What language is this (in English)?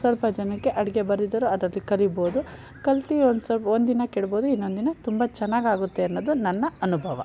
Kannada